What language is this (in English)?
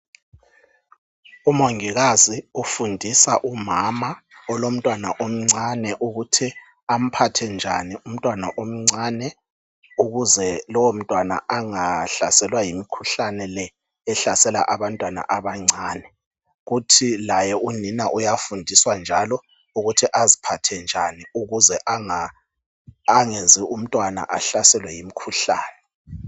North Ndebele